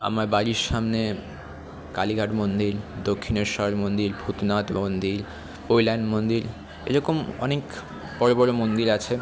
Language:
Bangla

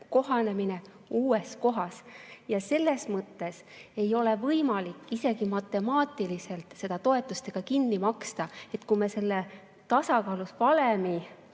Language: Estonian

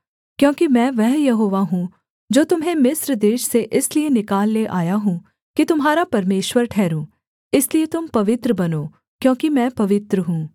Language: Hindi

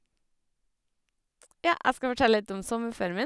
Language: Norwegian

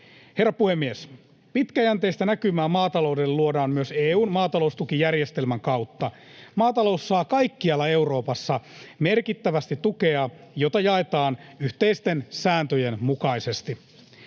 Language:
Finnish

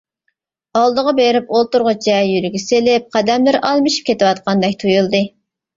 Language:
Uyghur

